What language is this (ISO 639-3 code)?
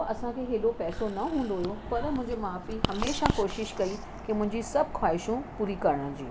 snd